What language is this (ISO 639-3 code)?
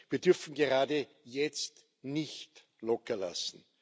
deu